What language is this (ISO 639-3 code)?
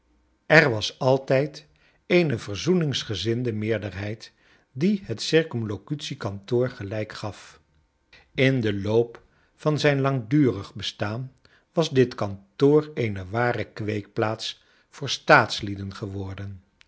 nld